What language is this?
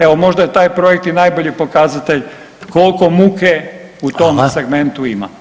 Croatian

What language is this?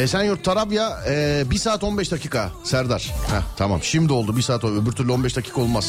Turkish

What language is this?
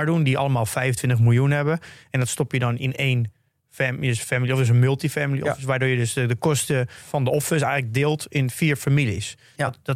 Dutch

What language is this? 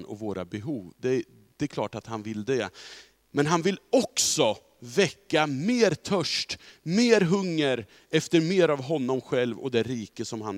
Swedish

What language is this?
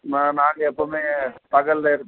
Tamil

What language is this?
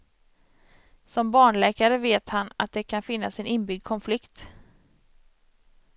Swedish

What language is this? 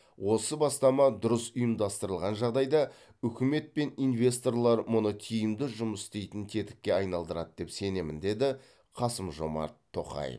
Kazakh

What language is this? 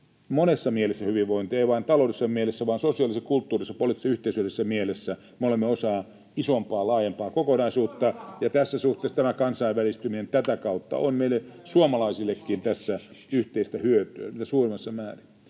Finnish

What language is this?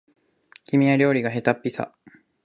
Japanese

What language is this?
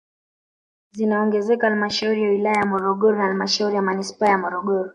Swahili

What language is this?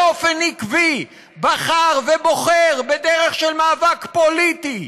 Hebrew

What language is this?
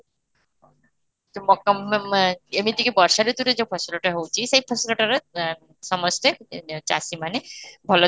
Odia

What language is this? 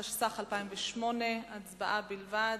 Hebrew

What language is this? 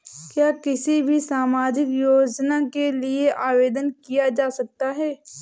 Hindi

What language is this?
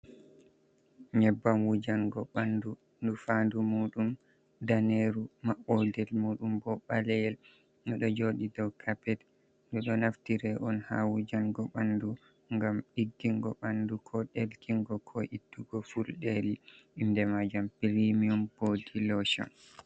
Fula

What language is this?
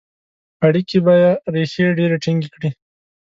Pashto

